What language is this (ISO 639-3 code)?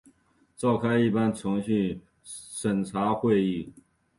zho